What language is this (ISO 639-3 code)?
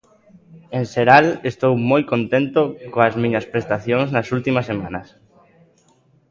glg